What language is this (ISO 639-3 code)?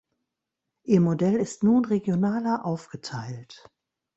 deu